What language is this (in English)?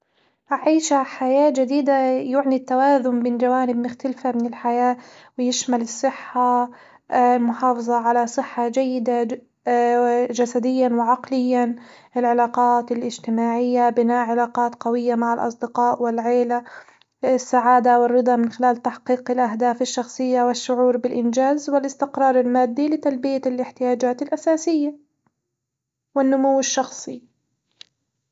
Hijazi Arabic